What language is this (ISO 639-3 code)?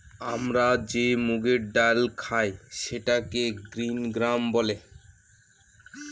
ben